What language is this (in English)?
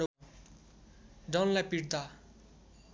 Nepali